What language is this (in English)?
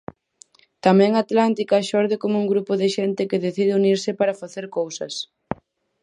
Galician